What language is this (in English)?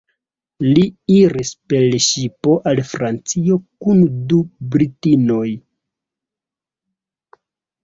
Esperanto